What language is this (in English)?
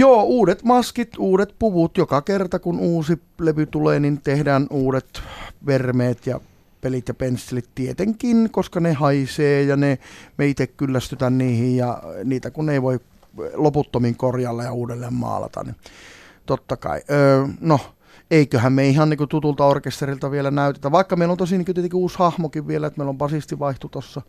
Finnish